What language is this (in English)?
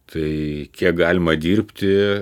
Lithuanian